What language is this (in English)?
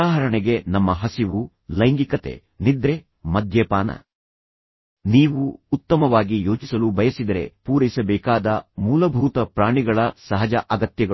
Kannada